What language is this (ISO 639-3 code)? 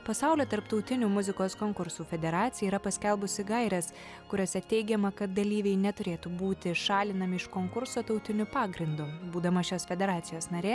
lit